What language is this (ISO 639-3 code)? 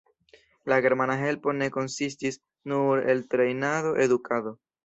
epo